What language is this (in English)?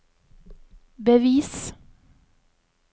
Norwegian